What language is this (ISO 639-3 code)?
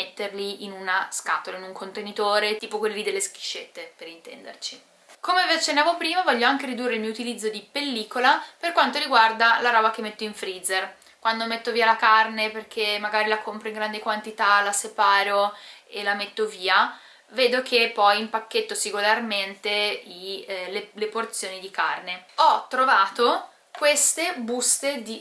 ita